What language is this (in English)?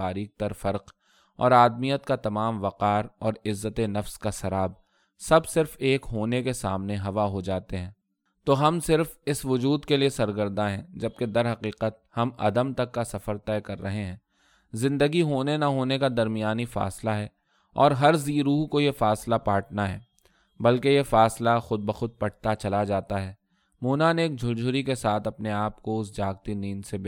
Urdu